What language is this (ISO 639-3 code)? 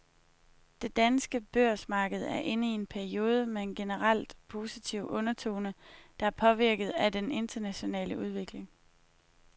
dan